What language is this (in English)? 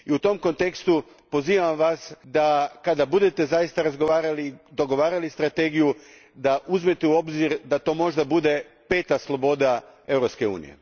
Croatian